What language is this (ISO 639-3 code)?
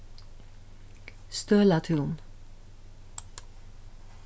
fao